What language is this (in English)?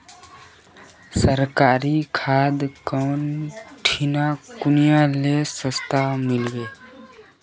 Magahi